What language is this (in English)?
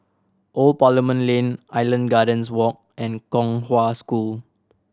English